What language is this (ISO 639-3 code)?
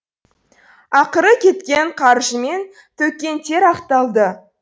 kaz